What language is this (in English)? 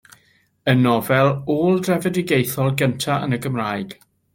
Welsh